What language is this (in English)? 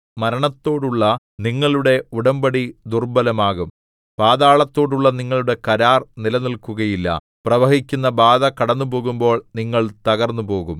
Malayalam